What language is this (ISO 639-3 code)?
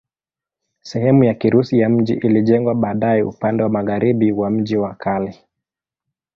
swa